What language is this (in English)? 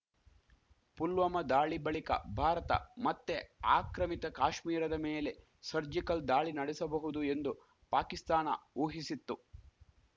Kannada